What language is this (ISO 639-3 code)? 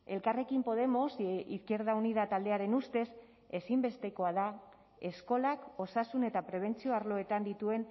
eus